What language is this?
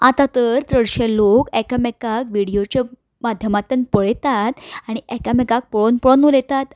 Konkani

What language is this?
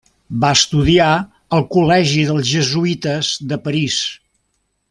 Catalan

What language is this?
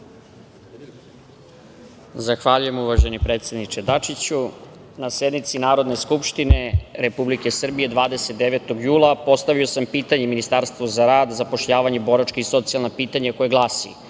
Serbian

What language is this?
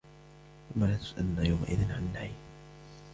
Arabic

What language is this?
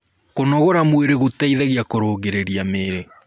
Kikuyu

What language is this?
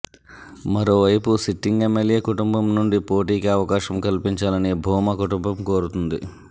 Telugu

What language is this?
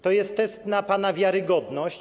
Polish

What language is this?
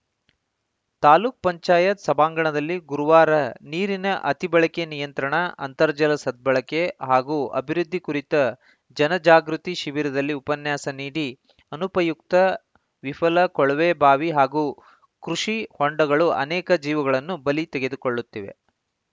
Kannada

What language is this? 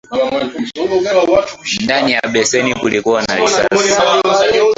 Swahili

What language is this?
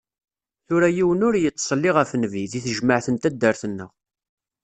Kabyle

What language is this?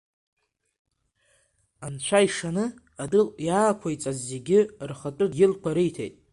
Abkhazian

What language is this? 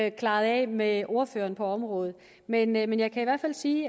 Danish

